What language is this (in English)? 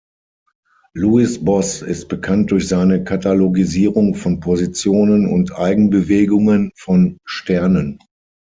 German